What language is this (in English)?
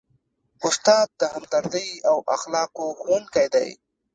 Pashto